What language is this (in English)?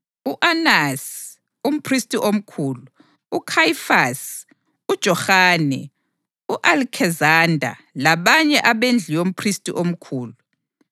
North Ndebele